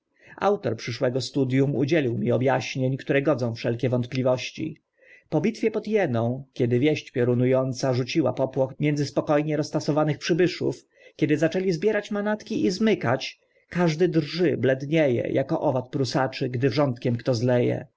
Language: Polish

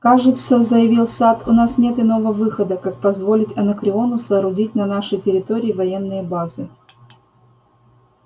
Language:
Russian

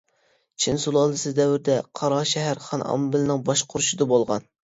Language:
Uyghur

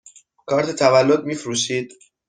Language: Persian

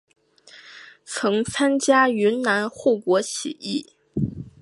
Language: Chinese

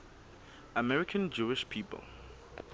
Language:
Southern Sotho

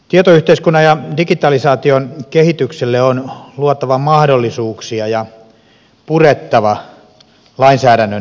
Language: Finnish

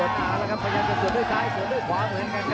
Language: Thai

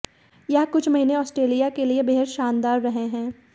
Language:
Hindi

